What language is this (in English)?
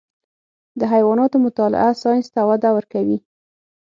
Pashto